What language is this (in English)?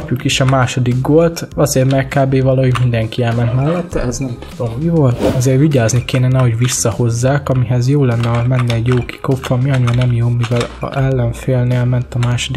Hungarian